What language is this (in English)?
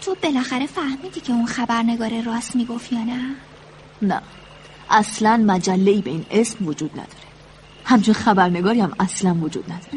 Persian